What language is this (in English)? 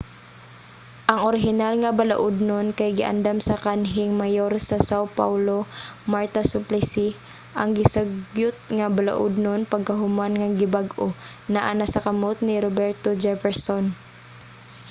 Cebuano